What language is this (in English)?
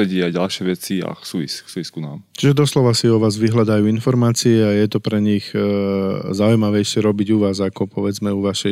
Slovak